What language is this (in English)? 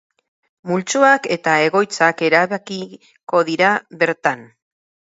Basque